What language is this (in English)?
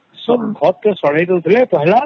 Odia